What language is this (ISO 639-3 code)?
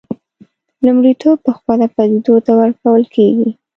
pus